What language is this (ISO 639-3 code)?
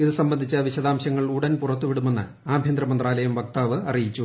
mal